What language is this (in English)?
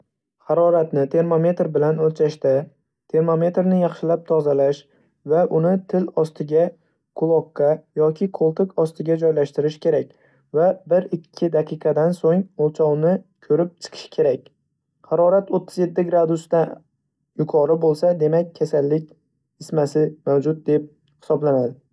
Uzbek